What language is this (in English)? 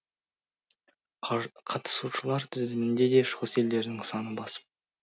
Kazakh